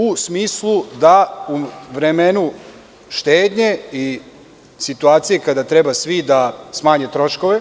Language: Serbian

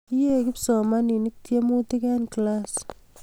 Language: Kalenjin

